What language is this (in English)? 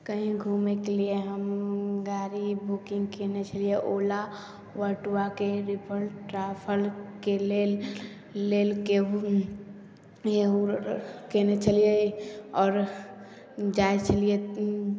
Maithili